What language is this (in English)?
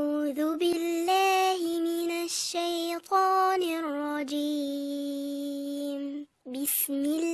Arabic